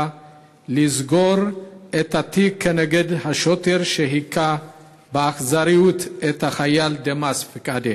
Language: Hebrew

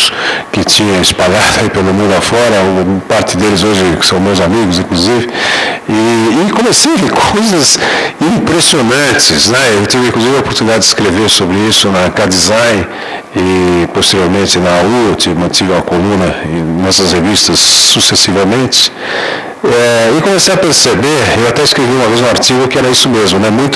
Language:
Portuguese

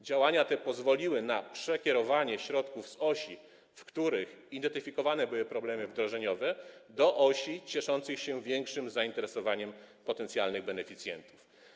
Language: Polish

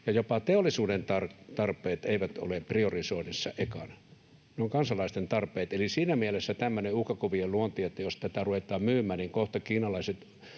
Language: Finnish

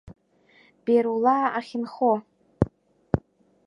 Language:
Abkhazian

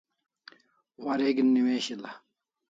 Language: Kalasha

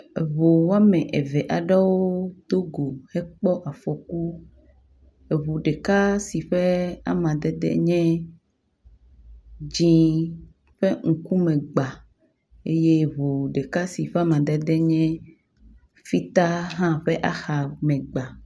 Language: Ewe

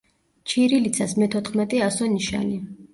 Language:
Georgian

